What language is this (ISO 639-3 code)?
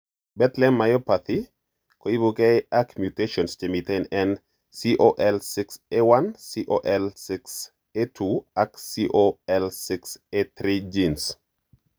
kln